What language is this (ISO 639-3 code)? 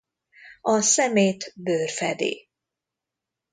hun